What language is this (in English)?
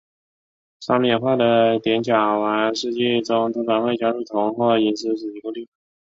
Chinese